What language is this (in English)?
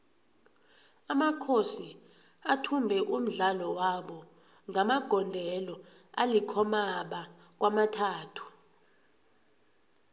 South Ndebele